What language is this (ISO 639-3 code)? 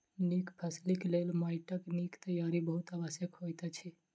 mai